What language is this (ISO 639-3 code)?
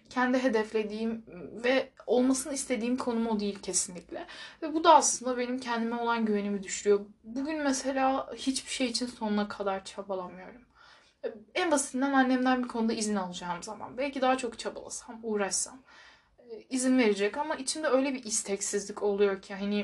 tur